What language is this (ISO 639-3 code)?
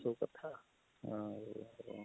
ori